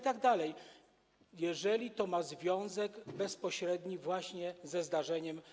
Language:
Polish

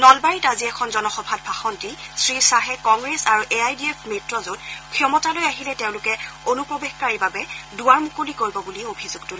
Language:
Assamese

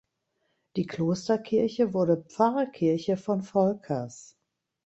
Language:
German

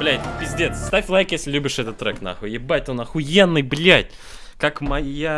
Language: Russian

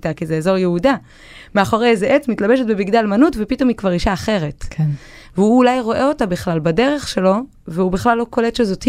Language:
Hebrew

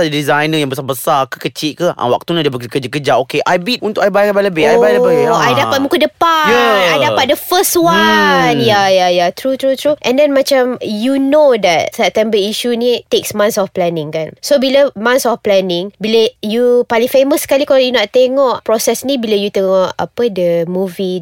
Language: Malay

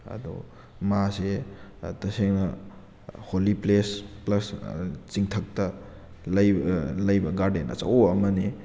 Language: Manipuri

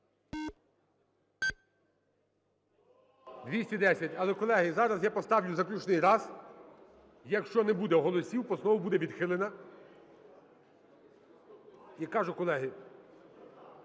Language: Ukrainian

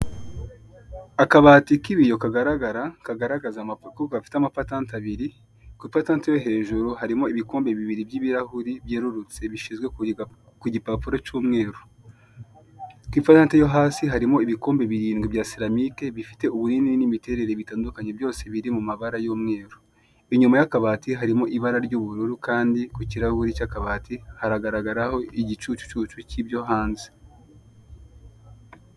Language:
Kinyarwanda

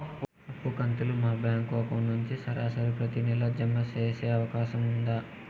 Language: Telugu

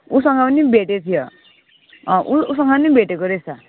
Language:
Nepali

